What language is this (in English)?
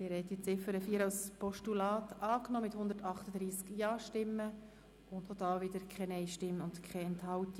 Swiss German